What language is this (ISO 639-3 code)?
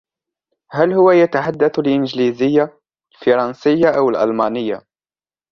ara